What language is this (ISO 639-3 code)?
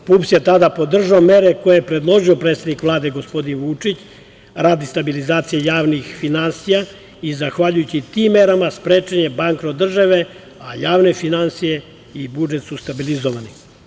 srp